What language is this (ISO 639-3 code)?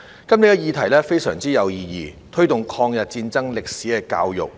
yue